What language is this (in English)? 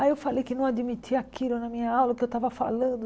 Portuguese